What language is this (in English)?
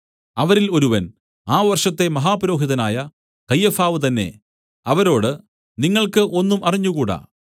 Malayalam